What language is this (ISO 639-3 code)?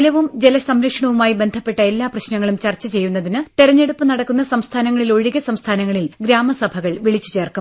mal